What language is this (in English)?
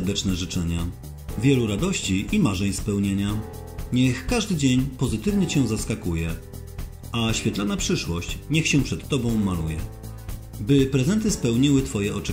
Polish